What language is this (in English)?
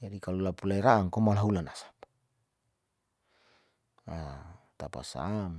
Saleman